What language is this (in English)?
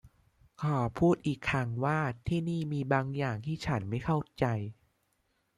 Thai